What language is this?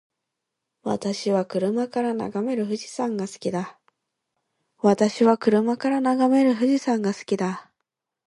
Japanese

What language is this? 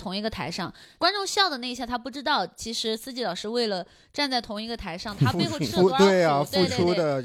Chinese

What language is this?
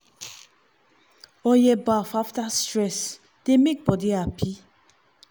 Nigerian Pidgin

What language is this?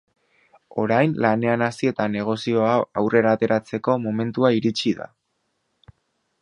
Basque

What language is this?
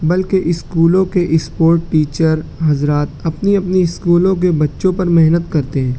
Urdu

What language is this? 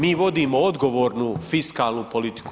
Croatian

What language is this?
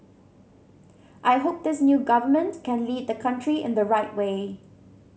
English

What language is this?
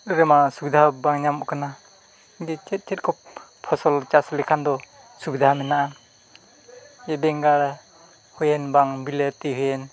Santali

